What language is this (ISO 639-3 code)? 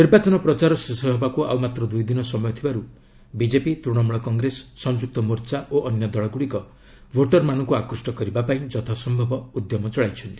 ori